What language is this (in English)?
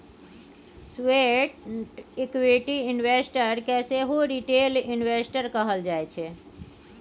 Maithili